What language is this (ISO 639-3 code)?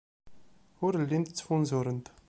kab